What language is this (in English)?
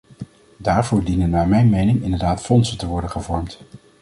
Dutch